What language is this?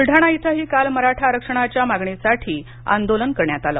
Marathi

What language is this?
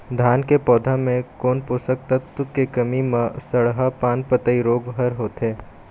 Chhattisgarhi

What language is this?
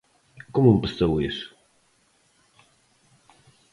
Galician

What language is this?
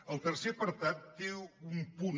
Catalan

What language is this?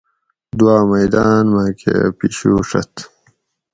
Gawri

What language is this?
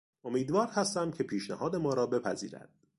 Persian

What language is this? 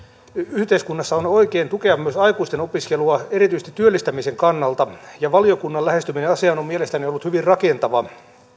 Finnish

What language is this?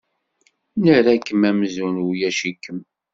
Kabyle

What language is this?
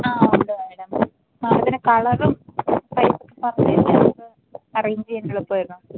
Malayalam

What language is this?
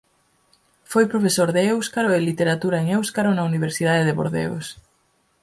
Galician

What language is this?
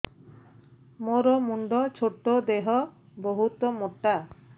Odia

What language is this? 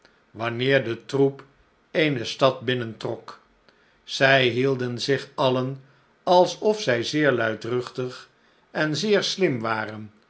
Dutch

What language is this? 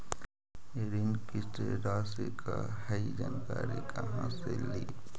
Magahi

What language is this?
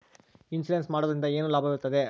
Kannada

